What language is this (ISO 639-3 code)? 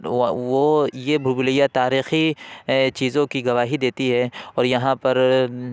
urd